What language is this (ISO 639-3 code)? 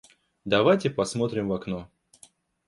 rus